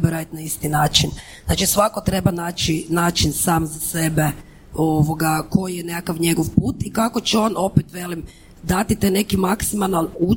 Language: Croatian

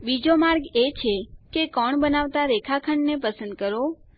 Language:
Gujarati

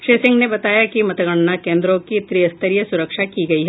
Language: Hindi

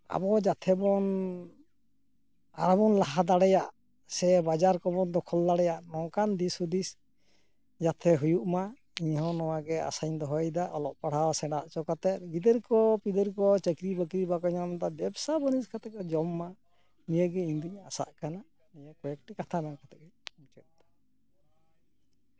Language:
Santali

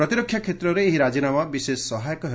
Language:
Odia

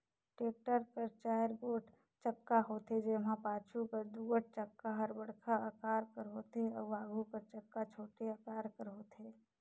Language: Chhattisgarhi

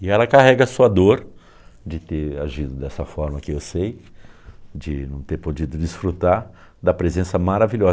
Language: Portuguese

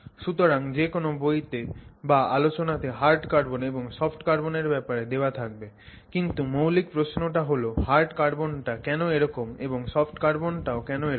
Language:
Bangla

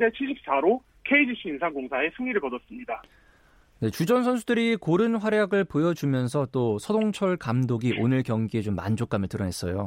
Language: Korean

